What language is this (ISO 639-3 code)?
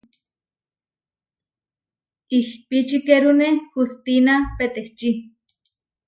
var